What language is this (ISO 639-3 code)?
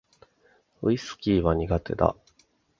jpn